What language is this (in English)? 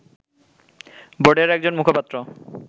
Bangla